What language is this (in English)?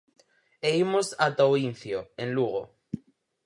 Galician